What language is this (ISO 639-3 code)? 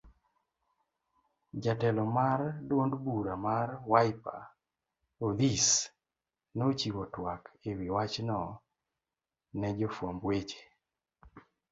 luo